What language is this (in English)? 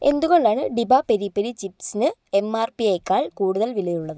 Malayalam